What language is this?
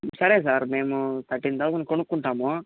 Telugu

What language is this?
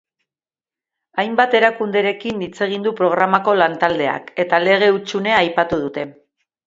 Basque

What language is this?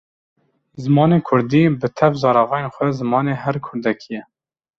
Kurdish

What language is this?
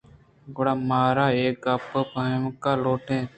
Eastern Balochi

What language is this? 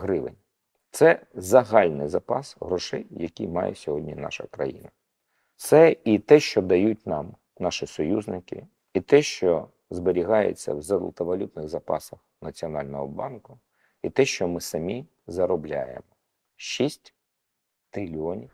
Ukrainian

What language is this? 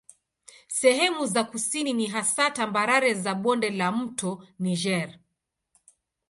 Swahili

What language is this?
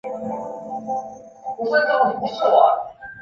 Chinese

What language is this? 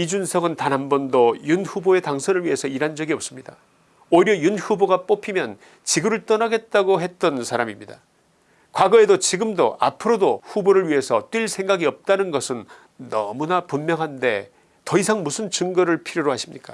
Korean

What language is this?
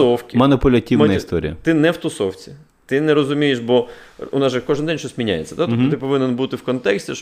Ukrainian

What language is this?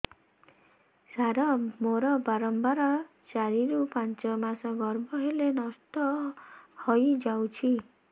Odia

